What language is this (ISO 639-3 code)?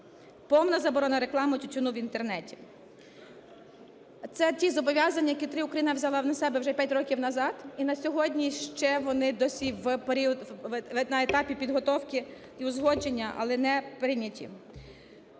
ukr